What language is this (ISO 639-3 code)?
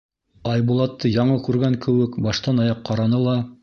bak